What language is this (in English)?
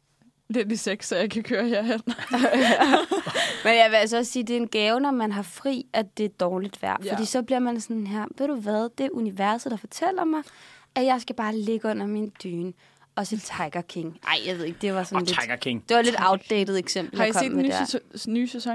Danish